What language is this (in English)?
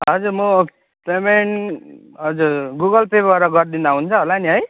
Nepali